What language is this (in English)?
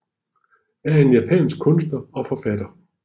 Danish